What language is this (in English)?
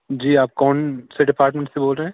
Urdu